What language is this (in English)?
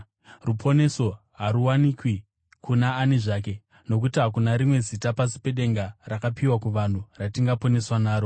Shona